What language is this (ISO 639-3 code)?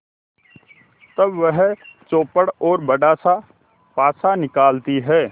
hin